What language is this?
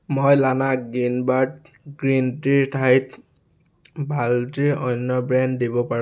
Assamese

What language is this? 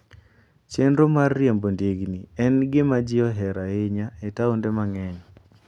Luo (Kenya and Tanzania)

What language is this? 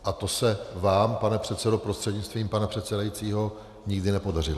Czech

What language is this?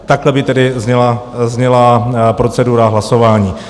Czech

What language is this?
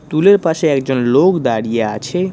Bangla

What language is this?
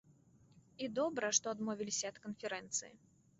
Belarusian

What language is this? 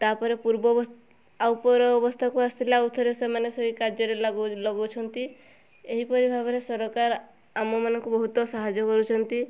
Odia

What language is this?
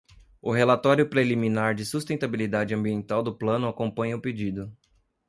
Portuguese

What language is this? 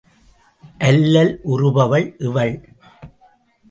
Tamil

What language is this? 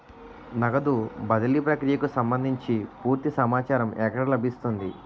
Telugu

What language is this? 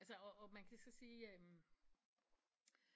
Danish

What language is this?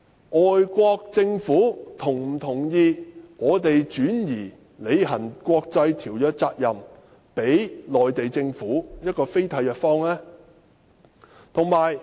Cantonese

